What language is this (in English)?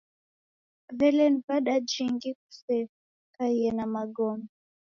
Taita